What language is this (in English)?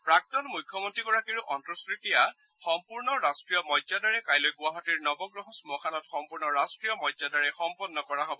Assamese